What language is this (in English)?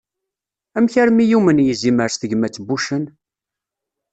Kabyle